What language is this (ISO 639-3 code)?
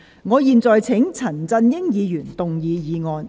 yue